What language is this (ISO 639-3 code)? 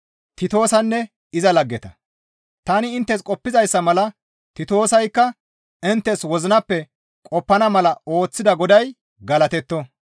gmv